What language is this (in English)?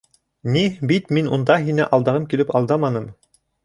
Bashkir